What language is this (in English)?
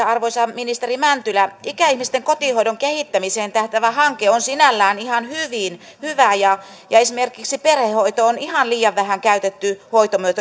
Finnish